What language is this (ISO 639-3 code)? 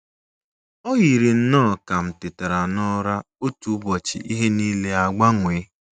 ibo